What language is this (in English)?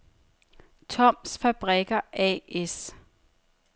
Danish